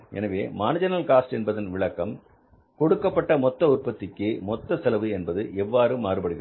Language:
Tamil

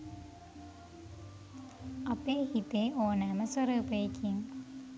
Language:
Sinhala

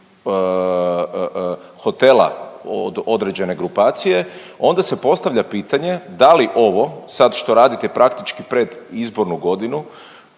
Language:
Croatian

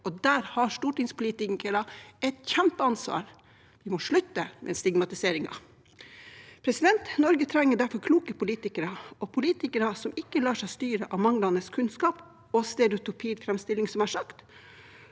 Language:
Norwegian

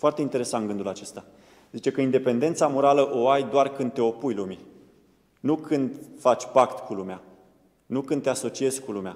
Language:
Romanian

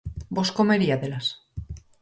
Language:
Galician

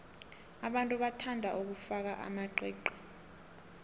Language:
South Ndebele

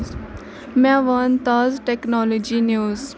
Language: Kashmiri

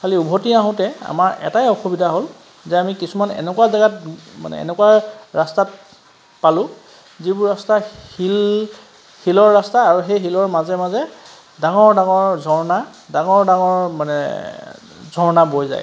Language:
Assamese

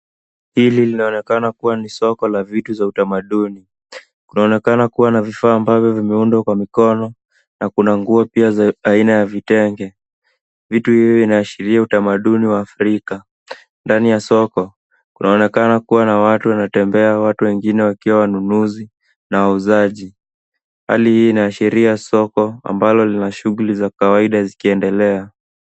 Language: Swahili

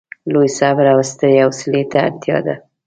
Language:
Pashto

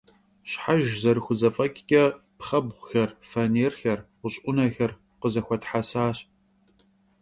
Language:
Kabardian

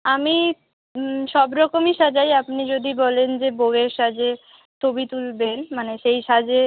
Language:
Bangla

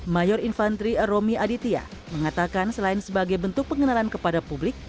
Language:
Indonesian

